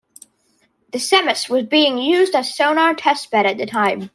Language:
English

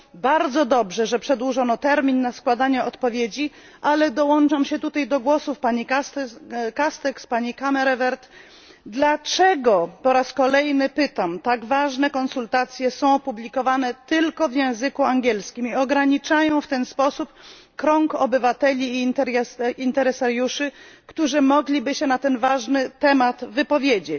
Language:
Polish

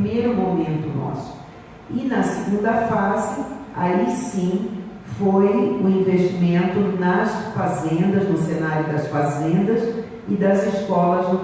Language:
Portuguese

